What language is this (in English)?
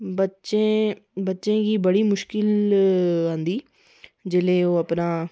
Dogri